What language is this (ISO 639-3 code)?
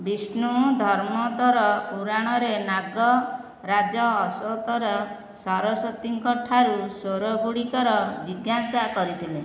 ori